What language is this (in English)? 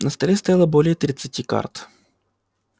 Russian